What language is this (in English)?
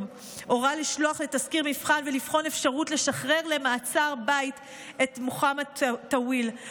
Hebrew